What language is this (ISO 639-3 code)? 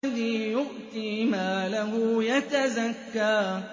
ara